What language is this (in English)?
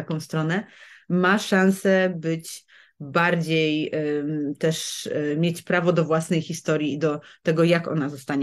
Polish